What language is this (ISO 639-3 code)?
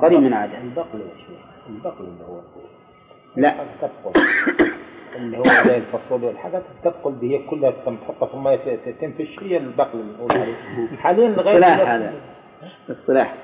ara